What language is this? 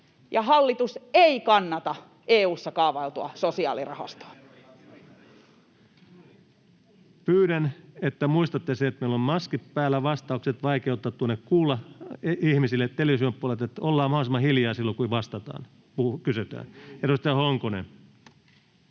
Finnish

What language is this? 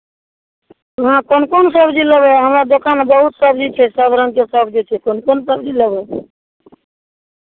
Maithili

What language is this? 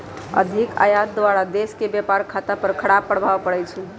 Magahi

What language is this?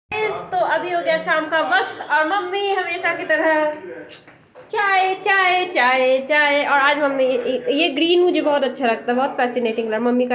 Hindi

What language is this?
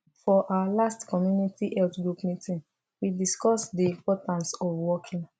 Nigerian Pidgin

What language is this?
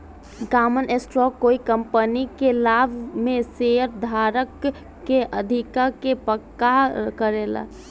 Bhojpuri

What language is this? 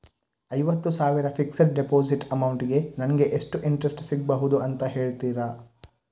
Kannada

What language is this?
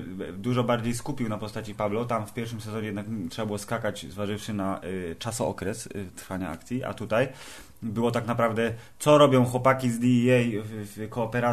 Polish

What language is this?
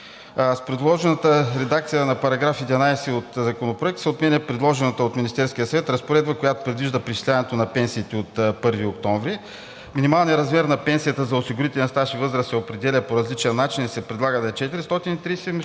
Bulgarian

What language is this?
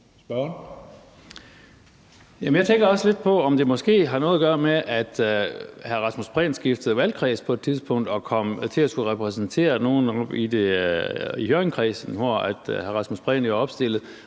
Danish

